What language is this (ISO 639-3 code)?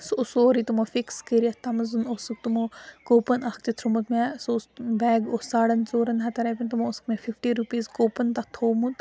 kas